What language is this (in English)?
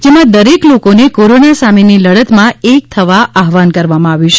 Gujarati